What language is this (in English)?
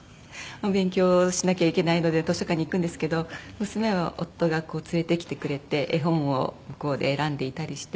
Japanese